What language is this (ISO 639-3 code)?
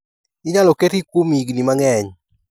luo